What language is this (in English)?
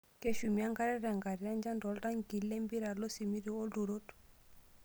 Masai